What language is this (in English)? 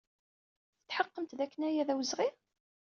Kabyle